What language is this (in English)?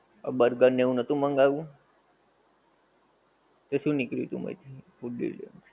Gujarati